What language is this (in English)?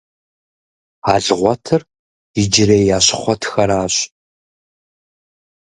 Kabardian